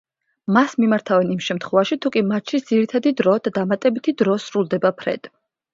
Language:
Georgian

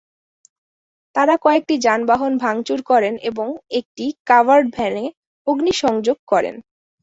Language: Bangla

